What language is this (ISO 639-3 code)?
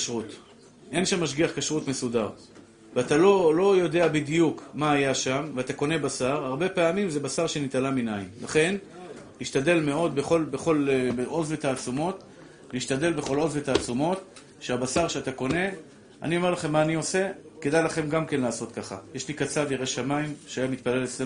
heb